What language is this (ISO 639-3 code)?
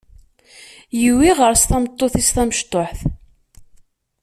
kab